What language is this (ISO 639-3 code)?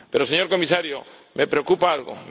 spa